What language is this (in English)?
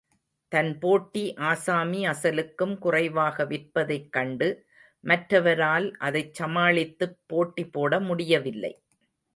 Tamil